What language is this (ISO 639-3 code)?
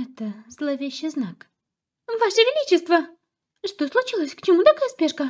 rus